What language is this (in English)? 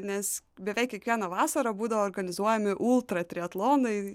Lithuanian